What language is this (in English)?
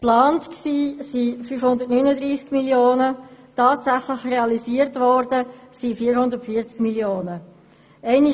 Swiss German